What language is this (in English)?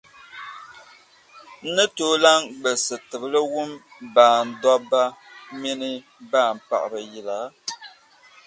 Dagbani